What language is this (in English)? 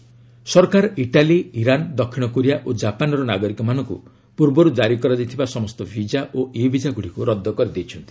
Odia